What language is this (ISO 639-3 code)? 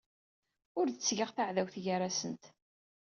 kab